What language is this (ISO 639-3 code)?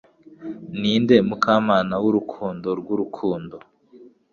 kin